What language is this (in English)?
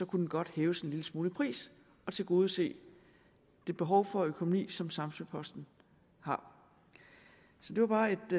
Danish